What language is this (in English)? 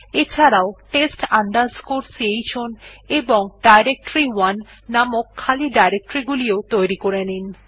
Bangla